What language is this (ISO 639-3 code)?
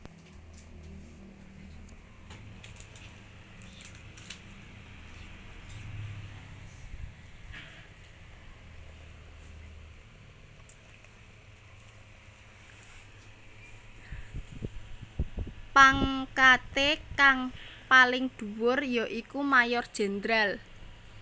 jav